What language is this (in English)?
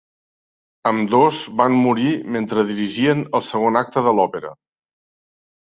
Catalan